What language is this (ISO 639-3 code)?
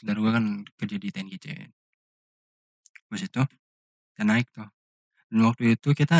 ind